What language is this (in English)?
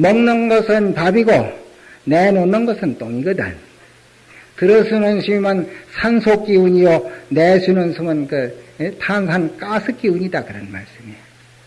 Korean